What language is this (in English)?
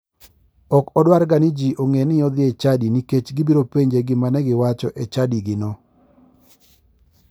Luo (Kenya and Tanzania)